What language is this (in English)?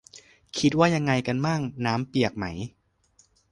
Thai